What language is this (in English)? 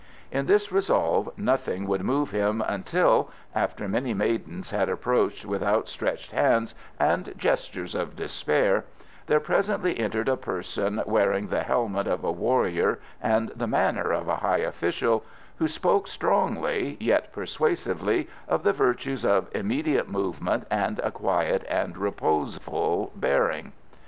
English